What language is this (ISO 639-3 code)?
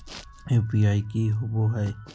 mag